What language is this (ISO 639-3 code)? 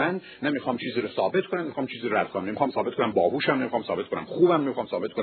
fas